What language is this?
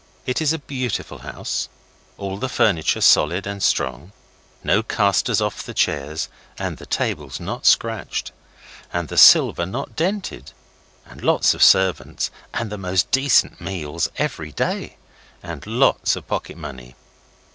English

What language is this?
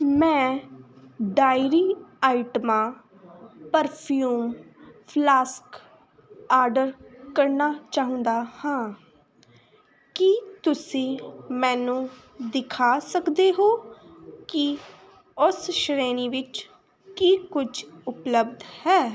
Punjabi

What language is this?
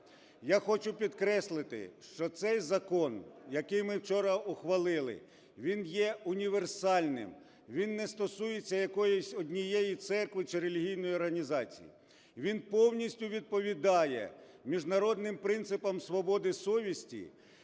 Ukrainian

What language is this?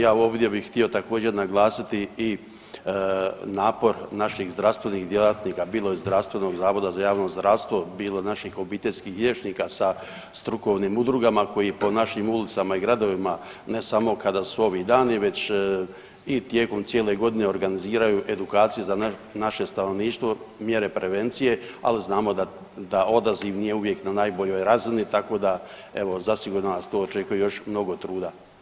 Croatian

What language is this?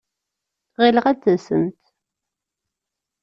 Kabyle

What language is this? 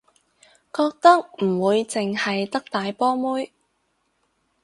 Cantonese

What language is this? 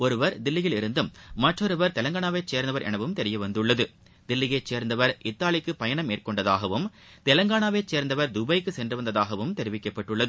Tamil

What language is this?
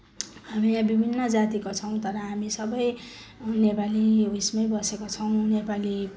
Nepali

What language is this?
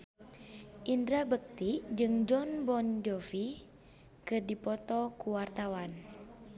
Sundanese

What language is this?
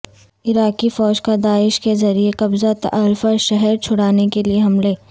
Urdu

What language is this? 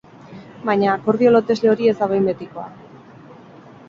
Basque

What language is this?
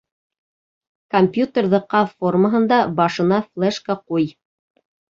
Bashkir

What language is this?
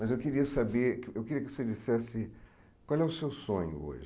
Portuguese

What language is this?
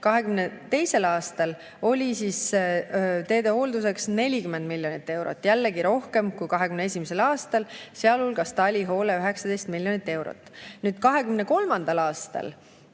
Estonian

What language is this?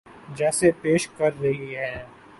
Urdu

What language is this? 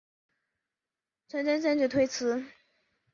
Chinese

